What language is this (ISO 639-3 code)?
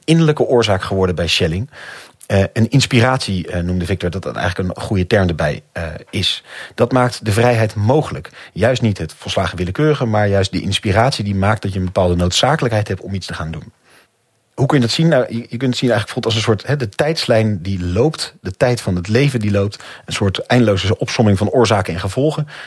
nld